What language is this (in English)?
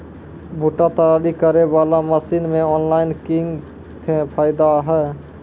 Maithili